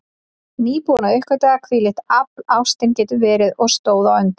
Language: Icelandic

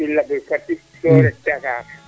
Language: Serer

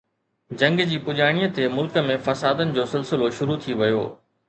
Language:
Sindhi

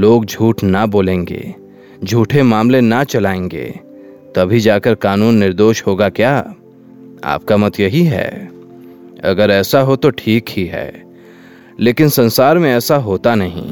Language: Hindi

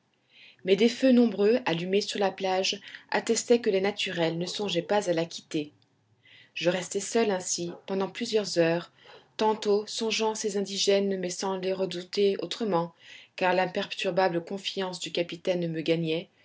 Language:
French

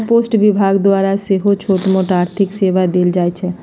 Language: Magahi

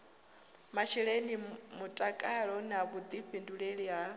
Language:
Venda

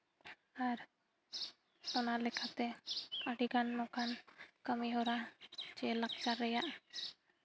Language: Santali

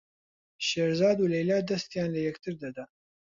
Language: Central Kurdish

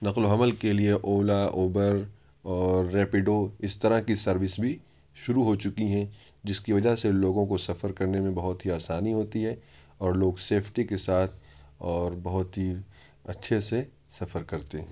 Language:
Urdu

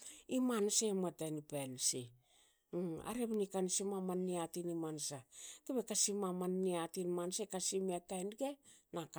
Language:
Hakö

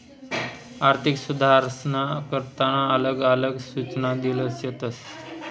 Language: Marathi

